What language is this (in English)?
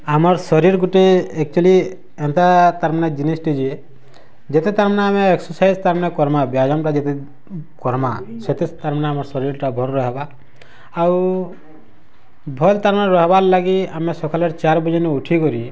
Odia